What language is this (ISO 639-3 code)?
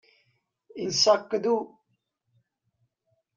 cnh